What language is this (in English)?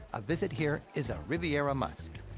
English